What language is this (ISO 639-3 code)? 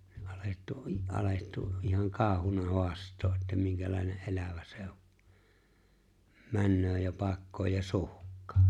fin